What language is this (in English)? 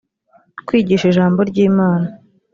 Kinyarwanda